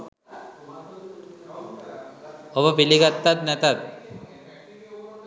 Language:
Sinhala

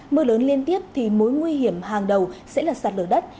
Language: Vietnamese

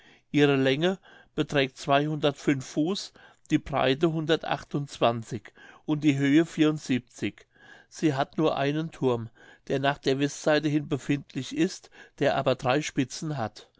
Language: German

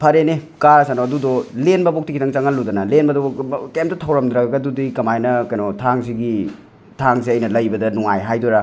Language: Manipuri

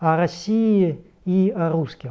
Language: Russian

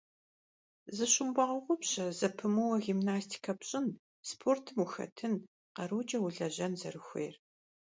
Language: Kabardian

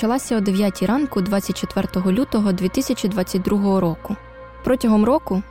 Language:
Ukrainian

